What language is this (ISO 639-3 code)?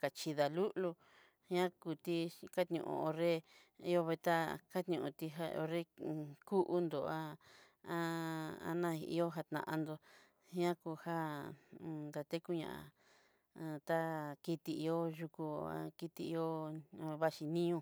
mxy